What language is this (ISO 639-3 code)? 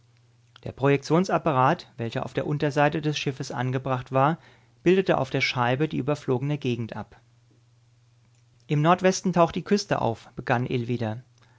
deu